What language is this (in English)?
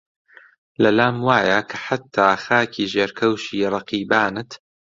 Central Kurdish